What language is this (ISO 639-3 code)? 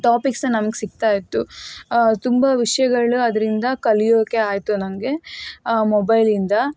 kan